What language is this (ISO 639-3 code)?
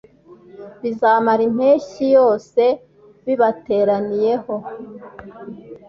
kin